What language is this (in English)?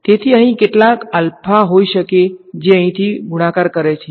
Gujarati